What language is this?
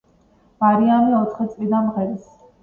Georgian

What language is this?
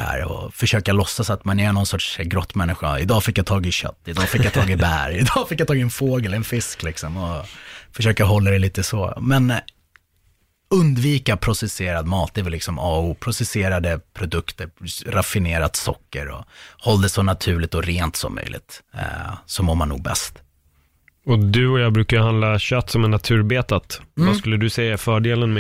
Swedish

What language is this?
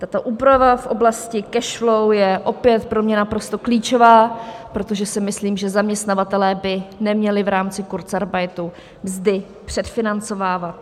Czech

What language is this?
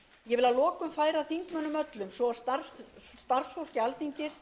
Icelandic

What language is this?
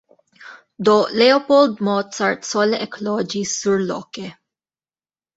Esperanto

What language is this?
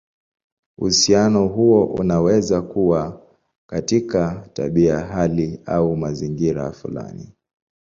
Swahili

